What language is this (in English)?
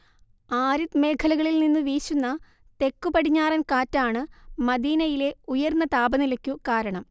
Malayalam